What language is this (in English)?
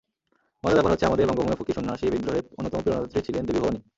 Bangla